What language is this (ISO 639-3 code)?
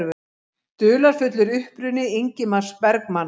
isl